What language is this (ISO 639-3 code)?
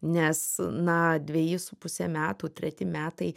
lit